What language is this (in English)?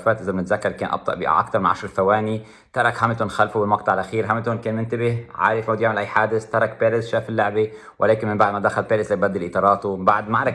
Arabic